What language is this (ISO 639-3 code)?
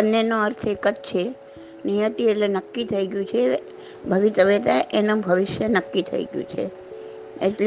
guj